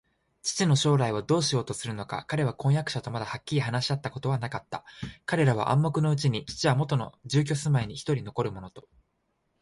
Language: Japanese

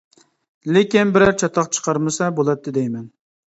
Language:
Uyghur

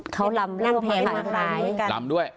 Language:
Thai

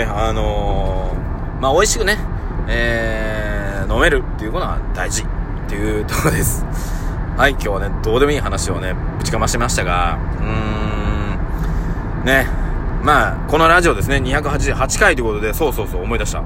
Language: Japanese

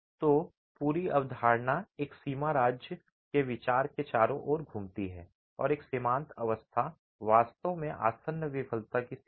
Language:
Hindi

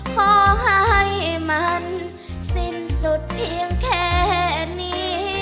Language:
Thai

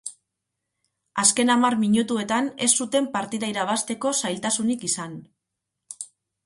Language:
Basque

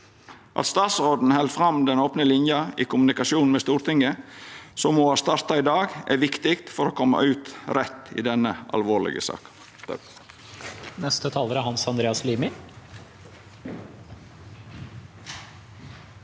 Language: Norwegian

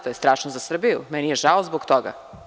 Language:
Serbian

